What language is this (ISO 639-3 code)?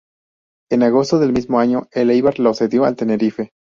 spa